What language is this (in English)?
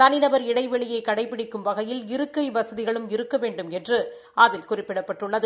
Tamil